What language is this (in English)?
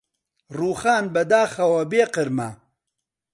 Central Kurdish